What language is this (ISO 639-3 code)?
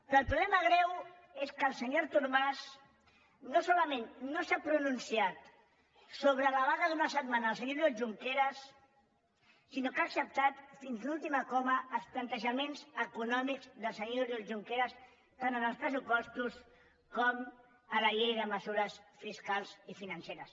cat